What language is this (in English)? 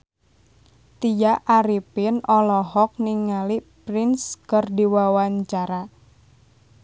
Sundanese